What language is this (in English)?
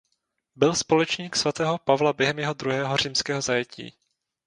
Czech